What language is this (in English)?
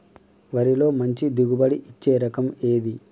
Telugu